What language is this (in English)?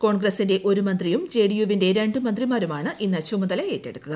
Malayalam